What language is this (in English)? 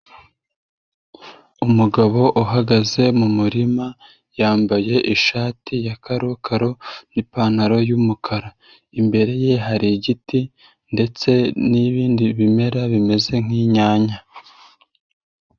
Kinyarwanda